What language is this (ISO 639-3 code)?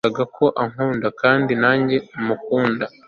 kin